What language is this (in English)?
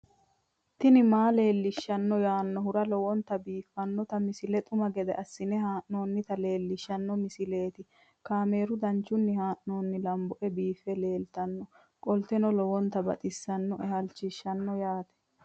Sidamo